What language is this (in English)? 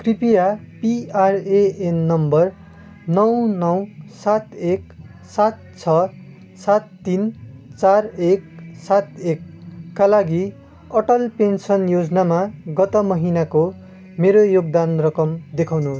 Nepali